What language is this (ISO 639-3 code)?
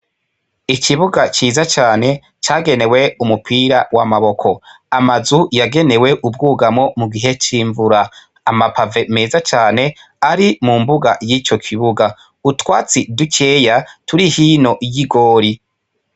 run